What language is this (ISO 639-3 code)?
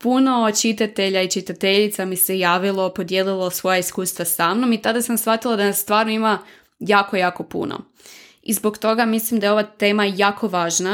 hrv